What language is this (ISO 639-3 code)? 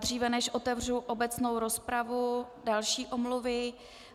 ces